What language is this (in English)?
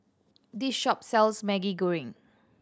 English